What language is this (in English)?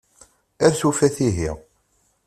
Kabyle